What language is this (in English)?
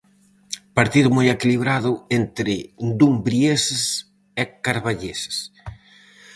Galician